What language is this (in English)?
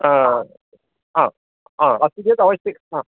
Sanskrit